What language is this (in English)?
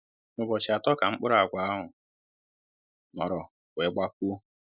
Igbo